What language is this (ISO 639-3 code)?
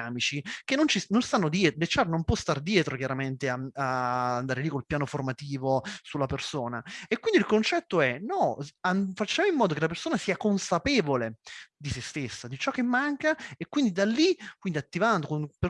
ita